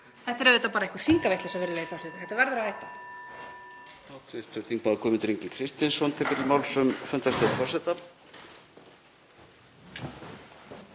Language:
Icelandic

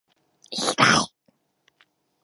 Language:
Japanese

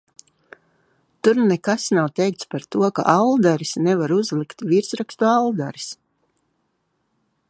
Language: Latvian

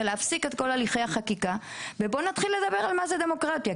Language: Hebrew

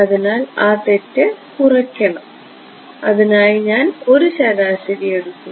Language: Malayalam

